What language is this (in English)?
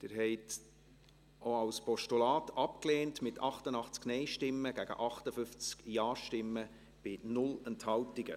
Swiss German